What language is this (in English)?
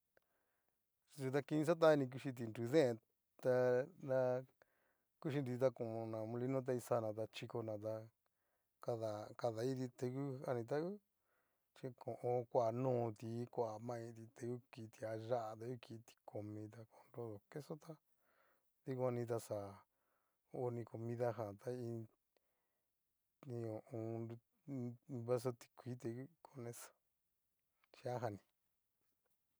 Cacaloxtepec Mixtec